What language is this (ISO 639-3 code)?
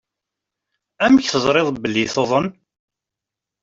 kab